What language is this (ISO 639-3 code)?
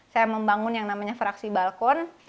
ind